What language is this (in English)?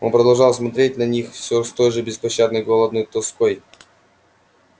Russian